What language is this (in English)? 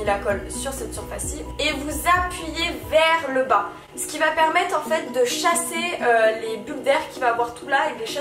French